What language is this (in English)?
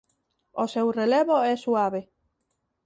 Galician